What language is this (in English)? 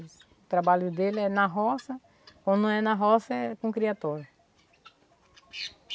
Portuguese